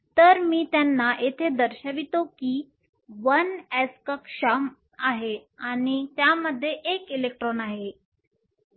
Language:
Marathi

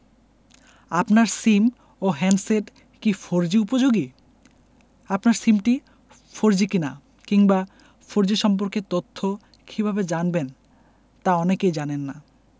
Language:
Bangla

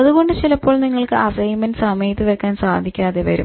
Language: Malayalam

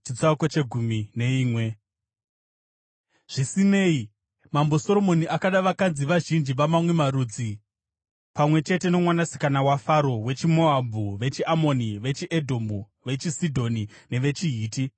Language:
Shona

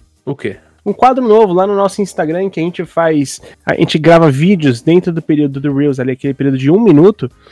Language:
Portuguese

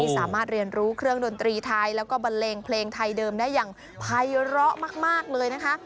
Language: Thai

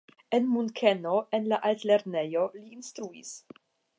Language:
Esperanto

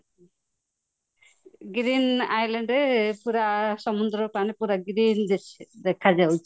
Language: Odia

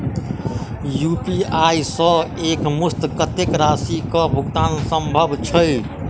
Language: Maithili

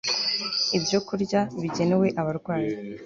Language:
Kinyarwanda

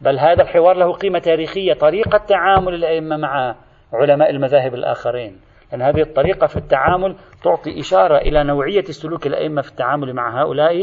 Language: Arabic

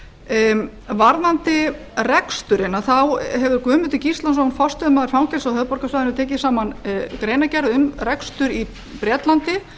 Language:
Icelandic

